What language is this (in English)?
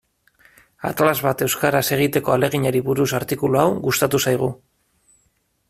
Basque